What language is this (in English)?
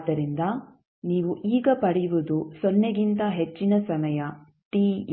Kannada